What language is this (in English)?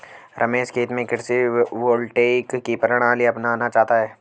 Hindi